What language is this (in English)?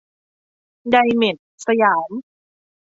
Thai